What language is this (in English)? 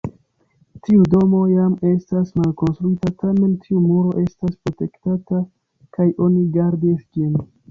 Esperanto